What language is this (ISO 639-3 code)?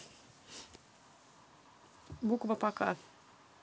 rus